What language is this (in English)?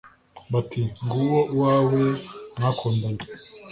Kinyarwanda